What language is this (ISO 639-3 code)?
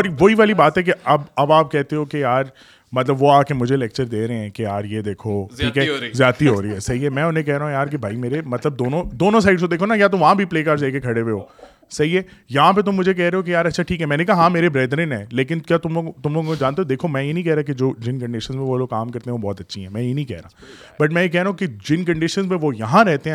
urd